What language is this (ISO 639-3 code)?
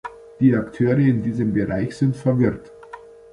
deu